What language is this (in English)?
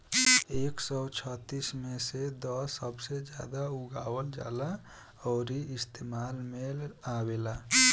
Bhojpuri